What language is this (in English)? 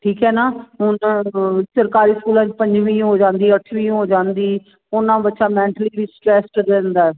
Punjabi